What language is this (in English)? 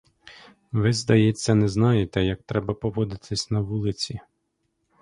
Ukrainian